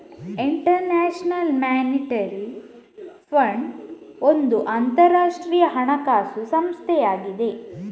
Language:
Kannada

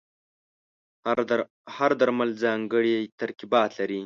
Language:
Pashto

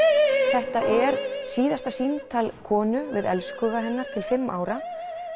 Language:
Icelandic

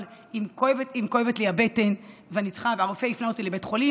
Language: Hebrew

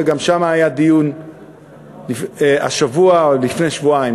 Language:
Hebrew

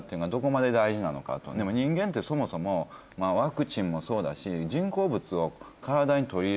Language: Japanese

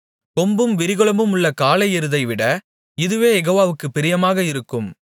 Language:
Tamil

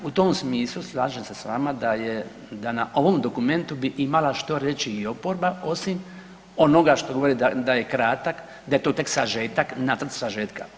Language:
Croatian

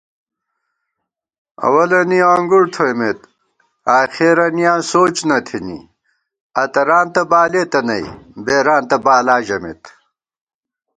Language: Gawar-Bati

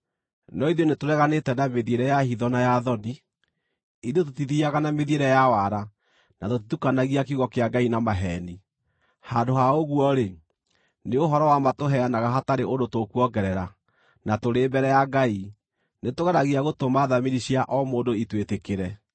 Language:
Kikuyu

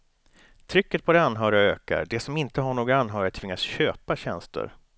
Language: Swedish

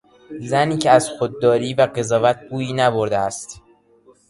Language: Persian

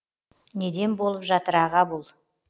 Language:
Kazakh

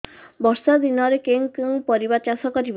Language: Odia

